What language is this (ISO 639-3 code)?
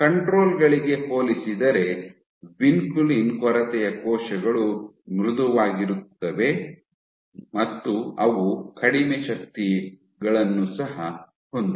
kan